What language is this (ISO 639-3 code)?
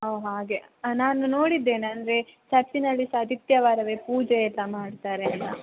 kan